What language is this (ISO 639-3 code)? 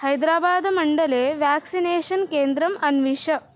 san